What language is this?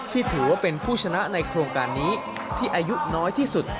Thai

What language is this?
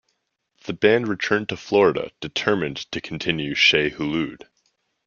English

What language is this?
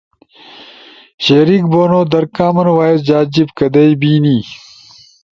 Ushojo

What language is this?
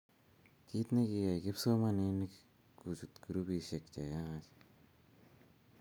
Kalenjin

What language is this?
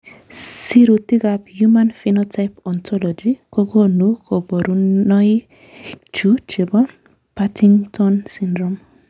Kalenjin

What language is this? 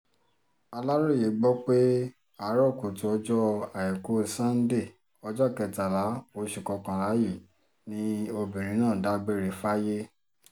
Yoruba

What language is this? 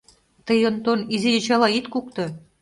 Mari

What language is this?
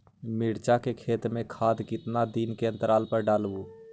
Magahi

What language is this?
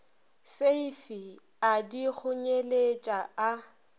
Northern Sotho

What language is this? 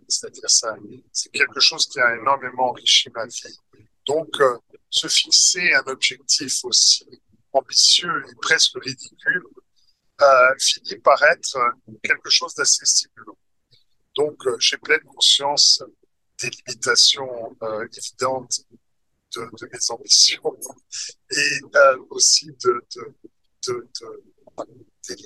French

